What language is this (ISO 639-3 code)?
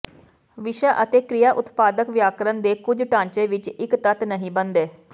pan